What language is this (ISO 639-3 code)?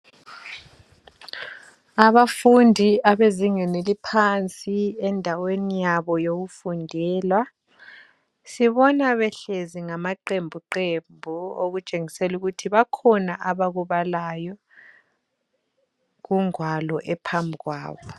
nde